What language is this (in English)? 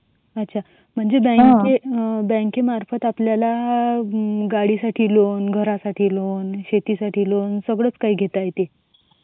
Marathi